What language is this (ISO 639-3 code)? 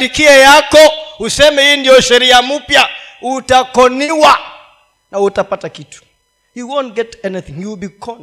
swa